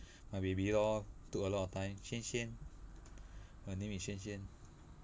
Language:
English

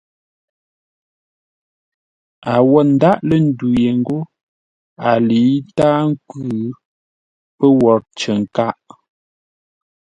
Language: Ngombale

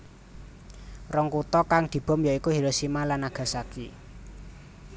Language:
Javanese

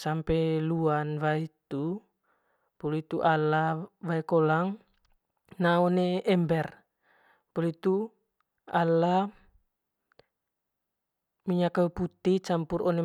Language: Manggarai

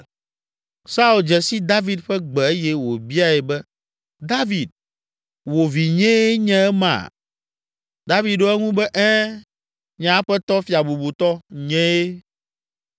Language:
Ewe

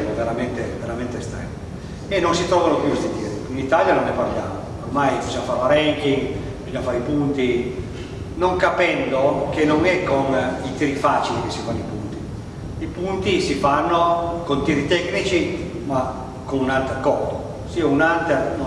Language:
Italian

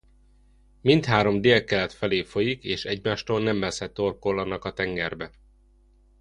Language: Hungarian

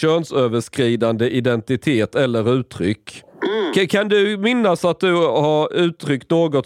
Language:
Swedish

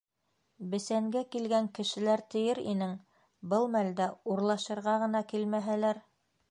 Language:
Bashkir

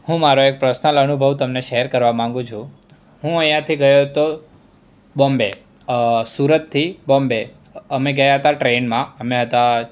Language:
Gujarati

